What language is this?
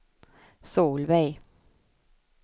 Swedish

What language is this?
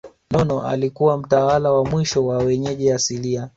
Swahili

